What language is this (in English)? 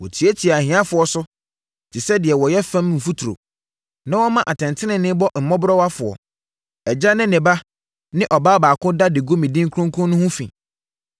Akan